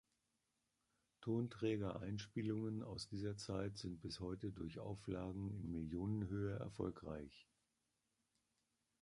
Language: German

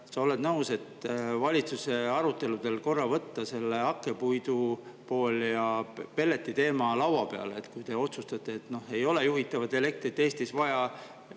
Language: Estonian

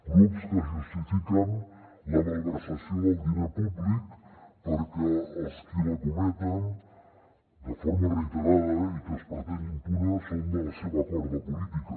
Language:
Catalan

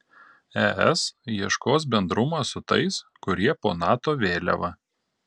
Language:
Lithuanian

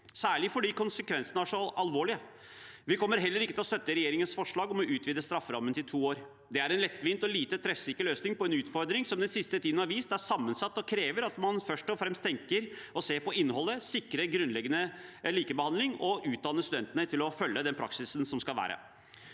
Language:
Norwegian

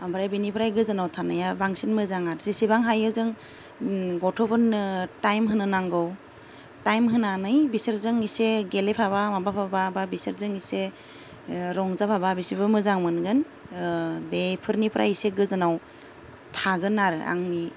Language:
Bodo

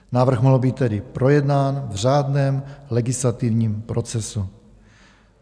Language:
Czech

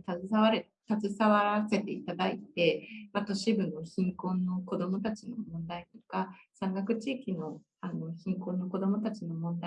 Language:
Japanese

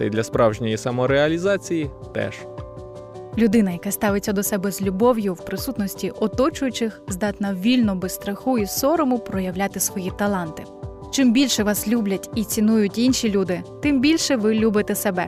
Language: Ukrainian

